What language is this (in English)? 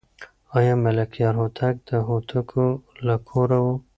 Pashto